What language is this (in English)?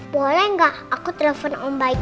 Indonesian